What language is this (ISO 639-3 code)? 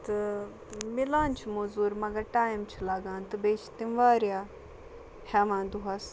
kas